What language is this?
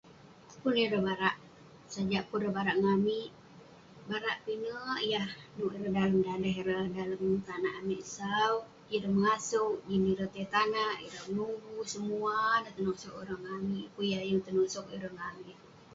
Western Penan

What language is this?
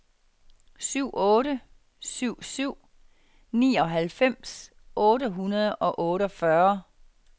Danish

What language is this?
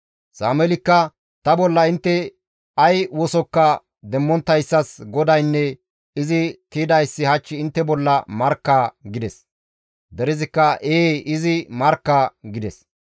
Gamo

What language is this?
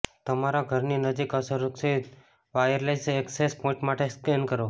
Gujarati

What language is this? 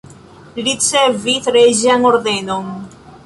Esperanto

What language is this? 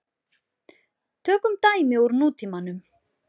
Icelandic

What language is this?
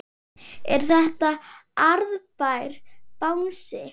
Icelandic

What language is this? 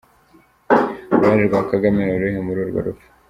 Kinyarwanda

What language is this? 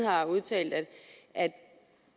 Danish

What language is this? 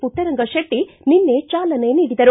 Kannada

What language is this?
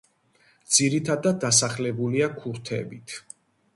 Georgian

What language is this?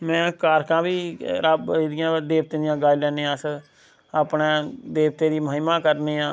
Dogri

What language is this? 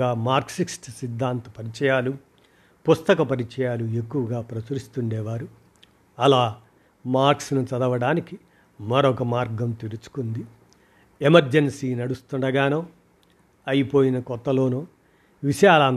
Telugu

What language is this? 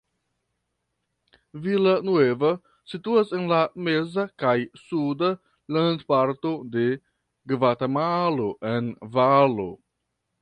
Esperanto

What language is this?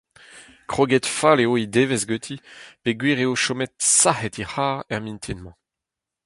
Breton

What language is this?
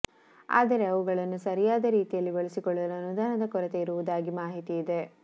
Kannada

